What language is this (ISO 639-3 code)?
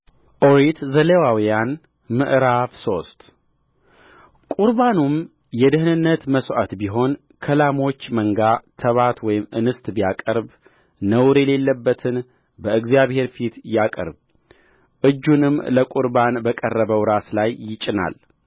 amh